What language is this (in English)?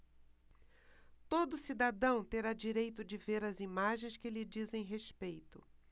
Portuguese